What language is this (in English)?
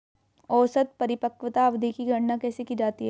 Hindi